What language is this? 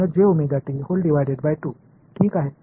Tamil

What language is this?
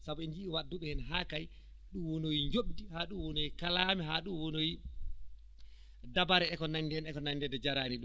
Fula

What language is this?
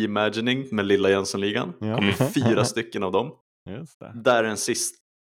Swedish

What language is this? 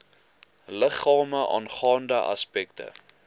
Afrikaans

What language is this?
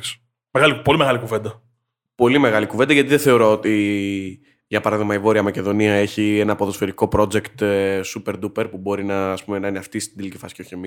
Greek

